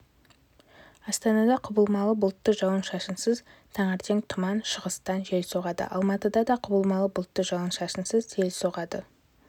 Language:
Kazakh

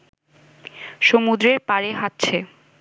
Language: Bangla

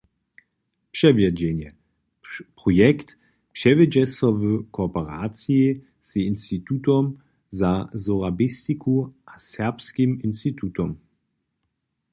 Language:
Upper Sorbian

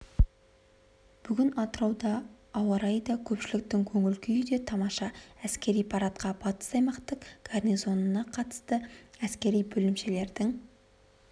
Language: Kazakh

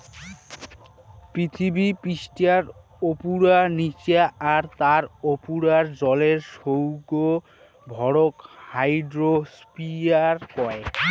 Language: Bangla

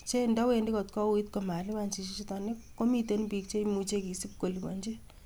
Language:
Kalenjin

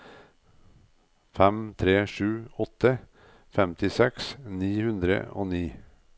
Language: Norwegian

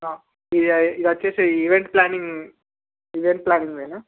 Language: Telugu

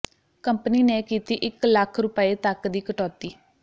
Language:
Punjabi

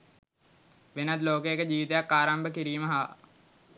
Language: Sinhala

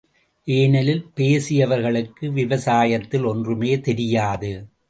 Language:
Tamil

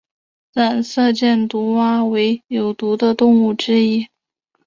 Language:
Chinese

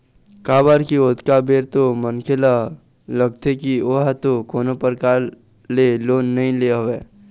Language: Chhattisgarhi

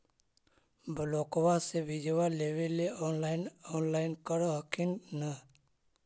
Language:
Magahi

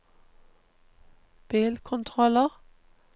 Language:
Norwegian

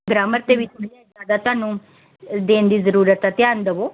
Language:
Punjabi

